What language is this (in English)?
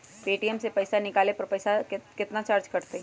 Magahi